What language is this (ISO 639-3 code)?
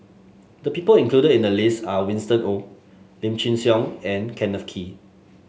eng